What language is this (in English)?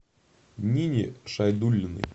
Russian